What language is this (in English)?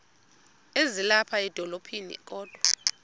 Xhosa